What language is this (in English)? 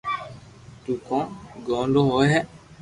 Loarki